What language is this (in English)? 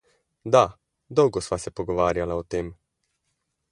Slovenian